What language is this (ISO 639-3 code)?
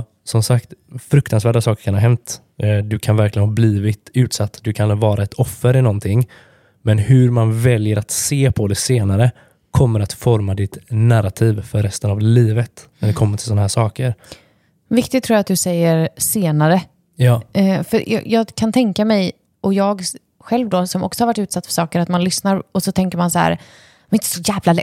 swe